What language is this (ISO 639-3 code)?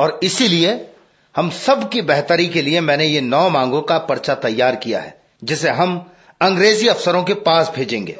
hin